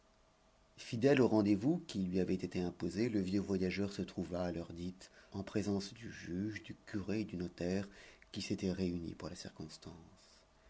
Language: French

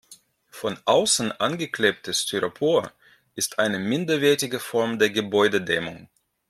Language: German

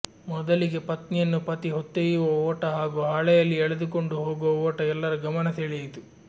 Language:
Kannada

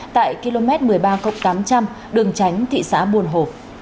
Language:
Vietnamese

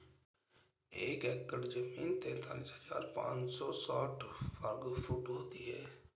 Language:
Hindi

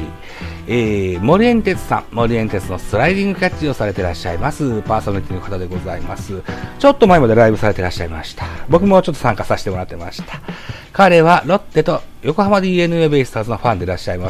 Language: Japanese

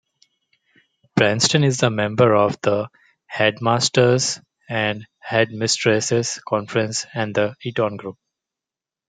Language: English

